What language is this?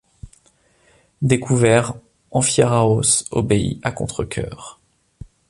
French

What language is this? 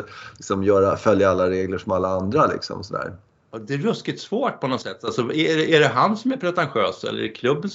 Swedish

